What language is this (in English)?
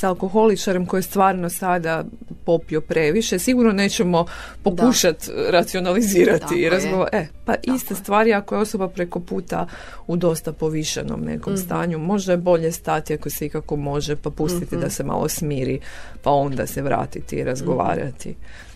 Croatian